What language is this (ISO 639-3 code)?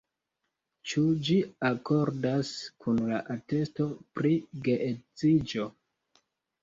epo